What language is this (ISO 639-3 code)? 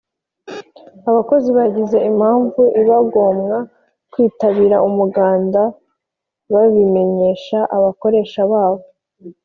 kin